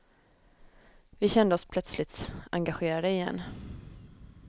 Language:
Swedish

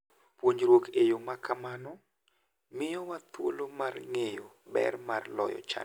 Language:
Luo (Kenya and Tanzania)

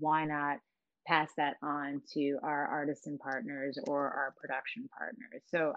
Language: English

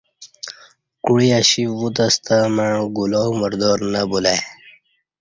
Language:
Kati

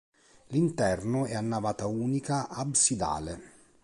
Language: Italian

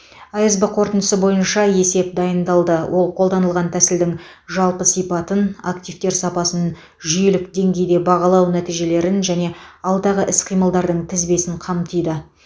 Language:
Kazakh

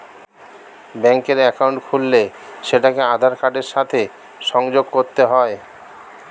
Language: Bangla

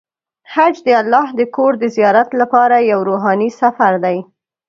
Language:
Pashto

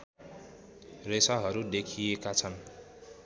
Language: Nepali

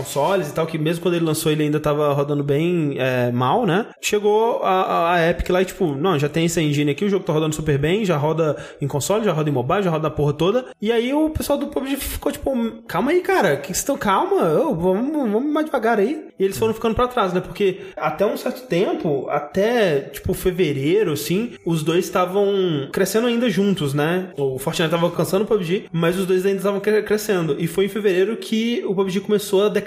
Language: Portuguese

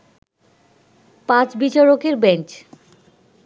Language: Bangla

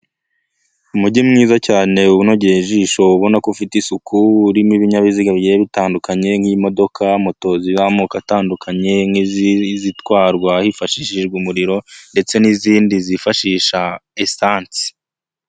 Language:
Kinyarwanda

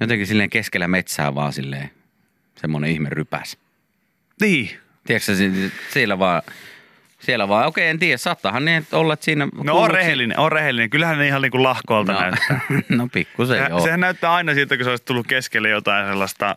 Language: Finnish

